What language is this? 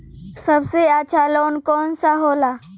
Bhojpuri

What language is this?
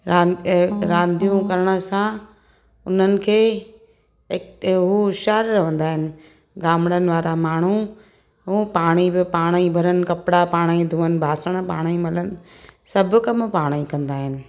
Sindhi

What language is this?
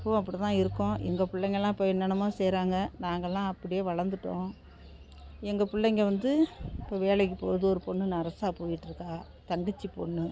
Tamil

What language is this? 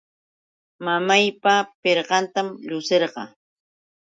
Yauyos Quechua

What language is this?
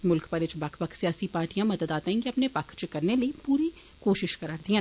Dogri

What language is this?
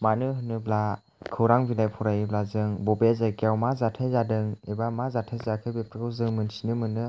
Bodo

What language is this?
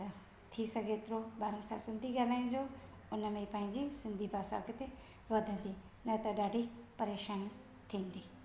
Sindhi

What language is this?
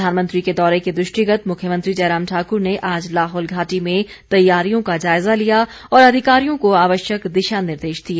Hindi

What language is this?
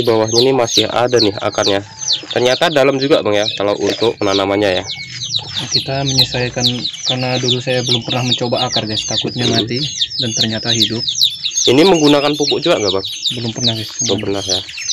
Indonesian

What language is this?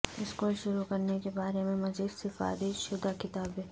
Urdu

